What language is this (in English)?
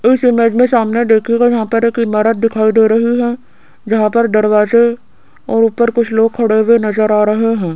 Hindi